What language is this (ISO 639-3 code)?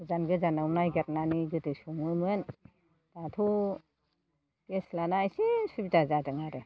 brx